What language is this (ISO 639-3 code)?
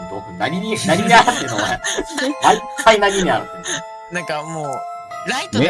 jpn